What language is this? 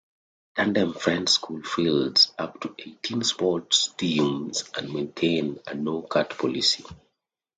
English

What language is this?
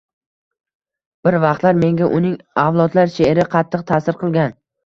Uzbek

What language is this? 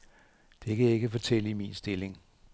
Danish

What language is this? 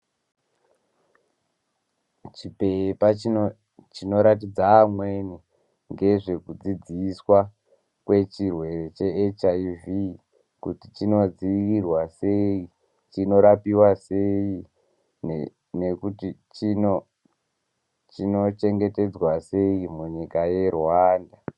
Ndau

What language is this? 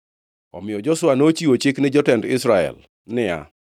Luo (Kenya and Tanzania)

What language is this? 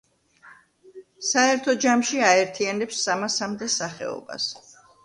Georgian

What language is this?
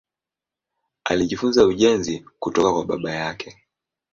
Swahili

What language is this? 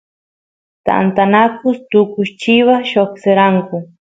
Santiago del Estero Quichua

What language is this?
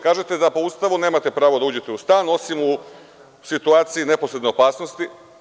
Serbian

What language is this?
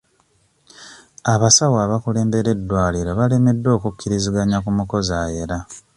Ganda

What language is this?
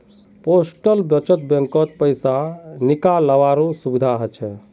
Magahi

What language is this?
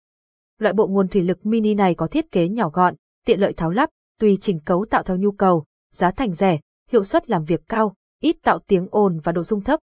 Vietnamese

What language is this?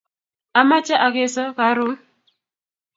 Kalenjin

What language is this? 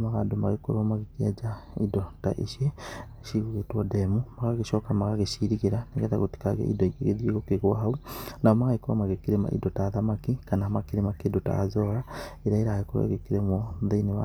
Kikuyu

